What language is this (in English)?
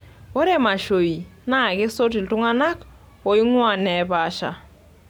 Masai